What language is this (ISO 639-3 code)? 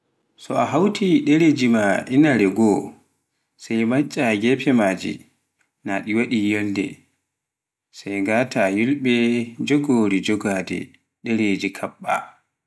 fuf